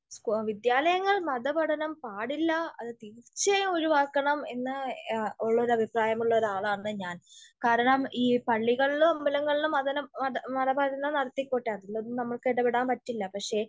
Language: Malayalam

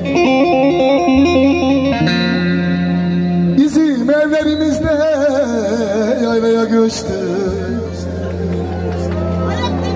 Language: Arabic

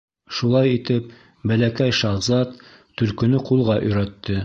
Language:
Bashkir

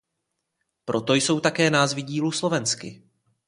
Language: Czech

